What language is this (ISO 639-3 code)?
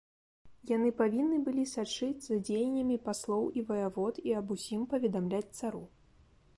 bel